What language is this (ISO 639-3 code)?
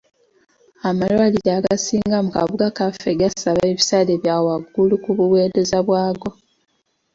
lug